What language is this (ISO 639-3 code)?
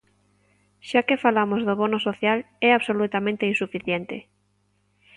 glg